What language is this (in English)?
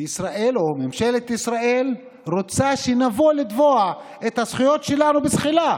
Hebrew